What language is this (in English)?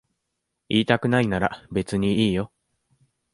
Japanese